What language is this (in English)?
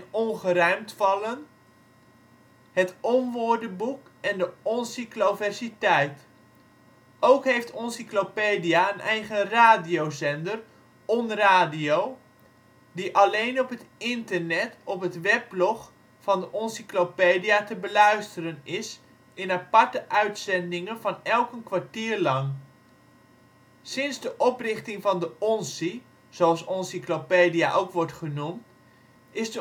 Dutch